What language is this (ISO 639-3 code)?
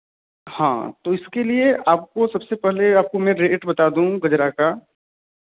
hin